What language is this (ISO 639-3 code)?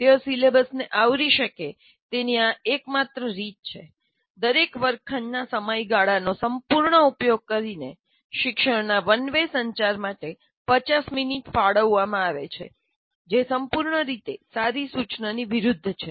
guj